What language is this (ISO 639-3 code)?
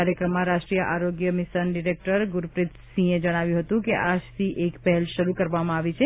guj